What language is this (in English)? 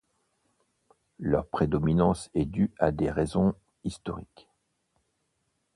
French